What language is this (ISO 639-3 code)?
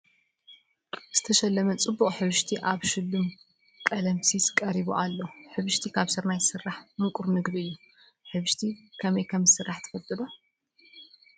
tir